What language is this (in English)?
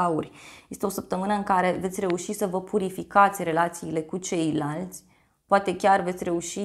Romanian